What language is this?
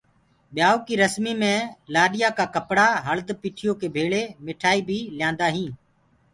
Gurgula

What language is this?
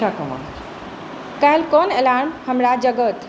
Maithili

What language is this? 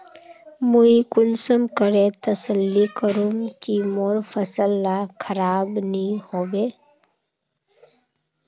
Magahi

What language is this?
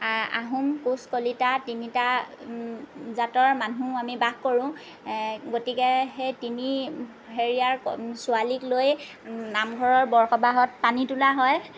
Assamese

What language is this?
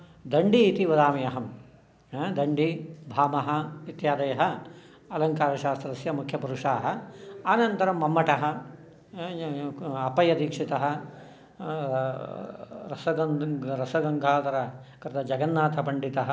Sanskrit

